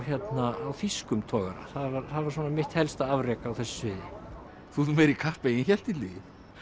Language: Icelandic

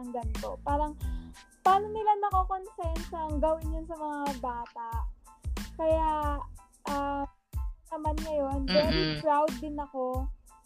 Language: Filipino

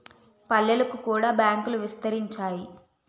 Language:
Telugu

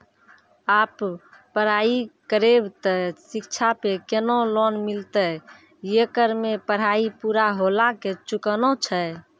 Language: Maithili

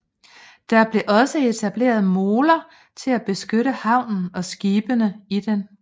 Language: Danish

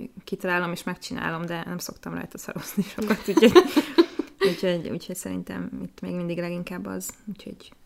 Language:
Hungarian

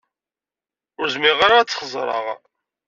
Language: Kabyle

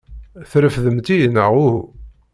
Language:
Kabyle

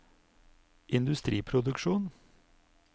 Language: Norwegian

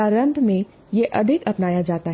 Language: Hindi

